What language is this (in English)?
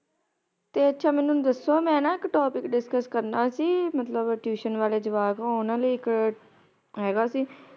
Punjabi